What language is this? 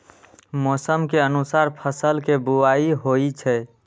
Maithili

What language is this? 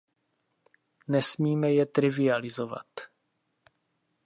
Czech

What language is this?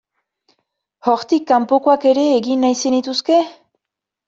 Basque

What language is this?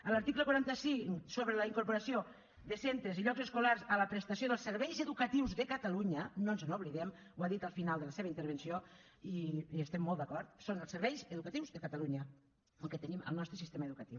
Catalan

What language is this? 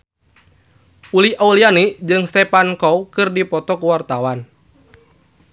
Sundanese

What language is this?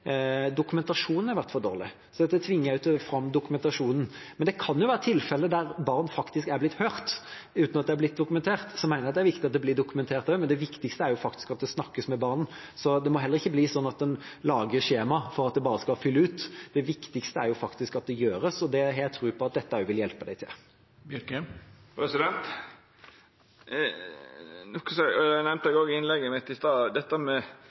Norwegian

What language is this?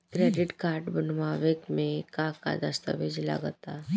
Bhojpuri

